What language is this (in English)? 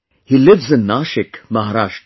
English